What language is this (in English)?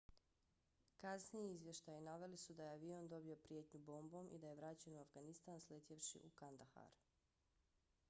Bosnian